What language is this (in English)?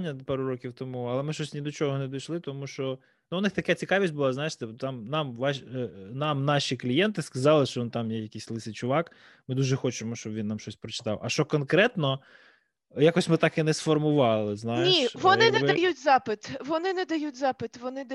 Ukrainian